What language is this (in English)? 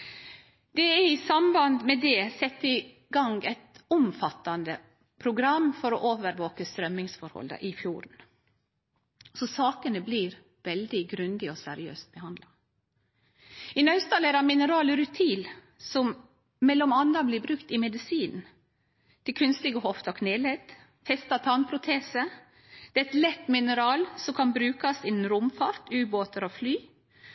Norwegian Nynorsk